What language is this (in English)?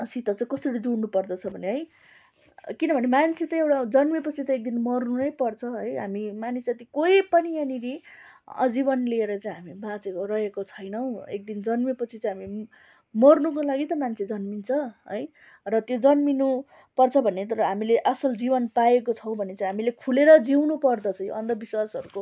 Nepali